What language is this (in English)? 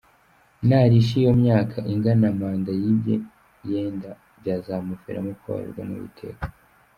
Kinyarwanda